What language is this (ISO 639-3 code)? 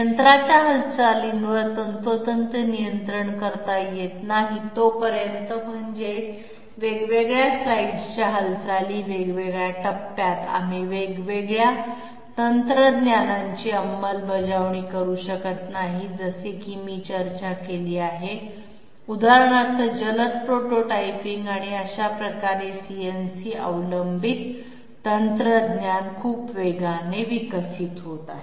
mar